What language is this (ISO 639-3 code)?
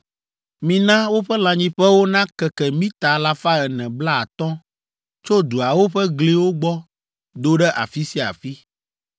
ewe